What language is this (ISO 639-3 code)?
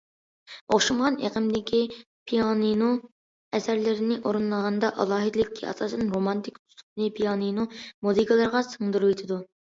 uig